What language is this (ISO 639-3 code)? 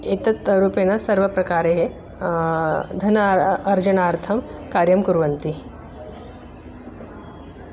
san